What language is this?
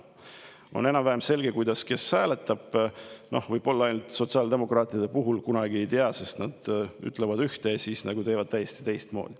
Estonian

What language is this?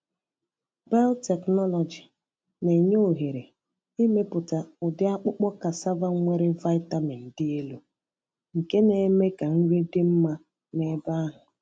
Igbo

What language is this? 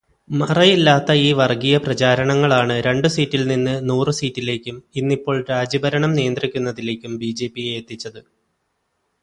Malayalam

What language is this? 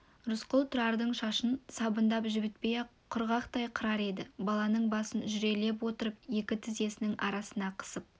Kazakh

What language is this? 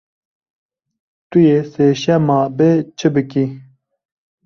Kurdish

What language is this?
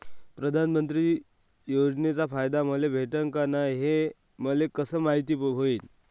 Marathi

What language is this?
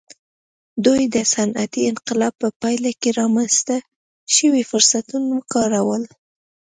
Pashto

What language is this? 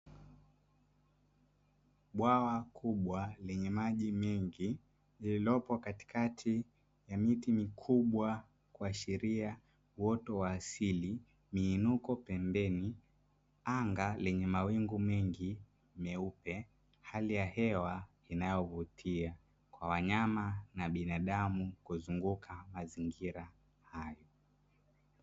Swahili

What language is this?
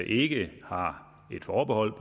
Danish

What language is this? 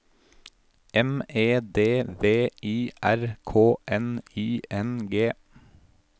Norwegian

